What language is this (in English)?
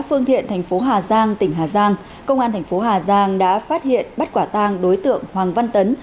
Vietnamese